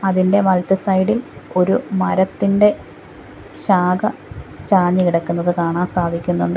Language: Malayalam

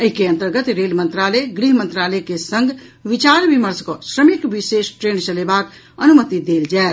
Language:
Maithili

